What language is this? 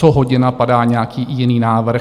Czech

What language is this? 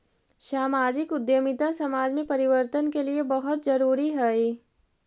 Magahi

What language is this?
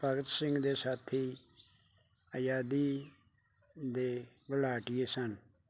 Punjabi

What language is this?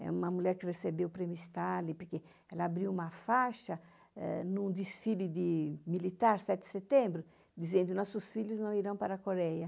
Portuguese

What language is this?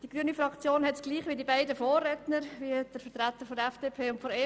Swiss German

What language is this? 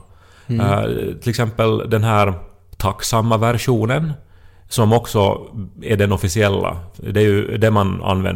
Swedish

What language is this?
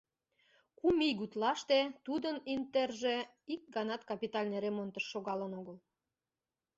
Mari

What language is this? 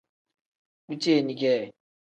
Tem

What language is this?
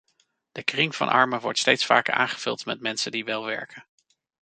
Dutch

